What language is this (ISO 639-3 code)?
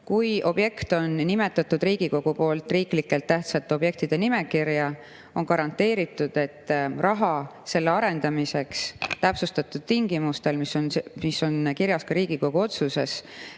est